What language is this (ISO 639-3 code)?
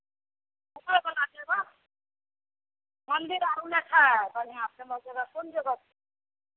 mai